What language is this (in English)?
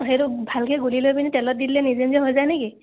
Assamese